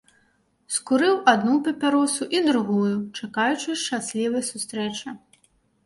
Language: Belarusian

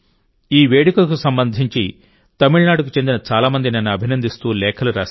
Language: Telugu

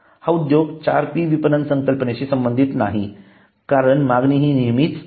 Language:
Marathi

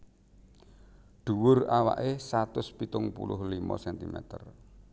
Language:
Javanese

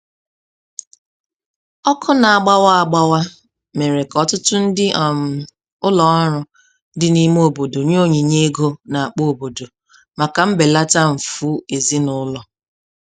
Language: Igbo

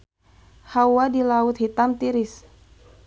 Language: Sundanese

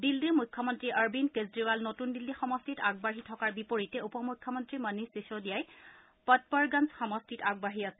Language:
Assamese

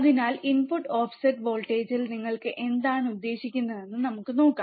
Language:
Malayalam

